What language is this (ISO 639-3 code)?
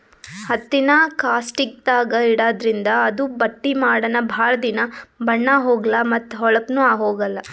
kan